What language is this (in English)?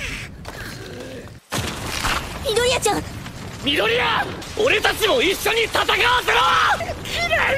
Japanese